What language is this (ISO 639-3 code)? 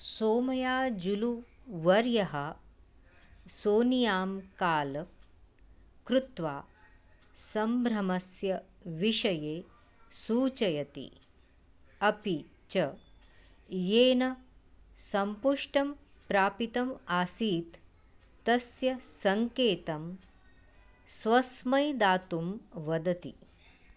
san